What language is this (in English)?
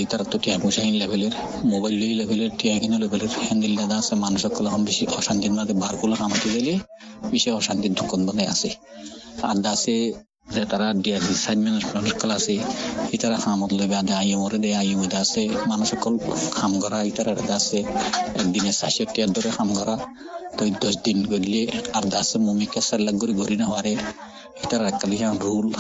Bangla